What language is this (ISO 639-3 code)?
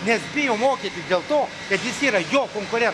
lit